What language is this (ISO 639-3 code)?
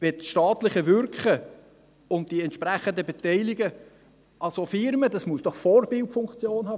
gsw